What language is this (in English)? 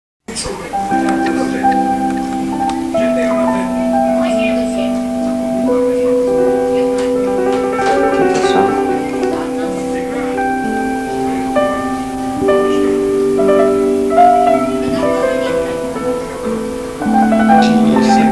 Romanian